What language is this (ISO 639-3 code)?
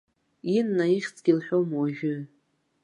abk